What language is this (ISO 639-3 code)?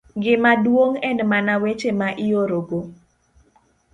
luo